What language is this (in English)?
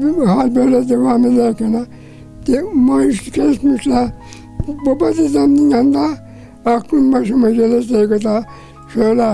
Turkish